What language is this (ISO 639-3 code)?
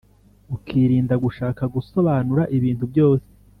kin